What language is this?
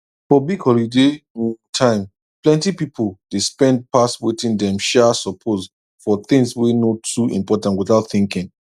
Nigerian Pidgin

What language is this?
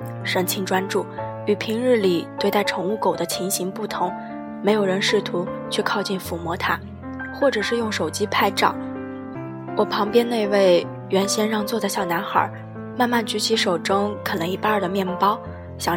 Chinese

